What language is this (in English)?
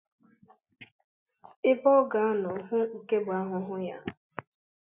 Igbo